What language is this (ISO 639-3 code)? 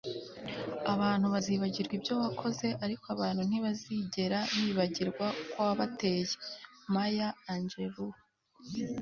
kin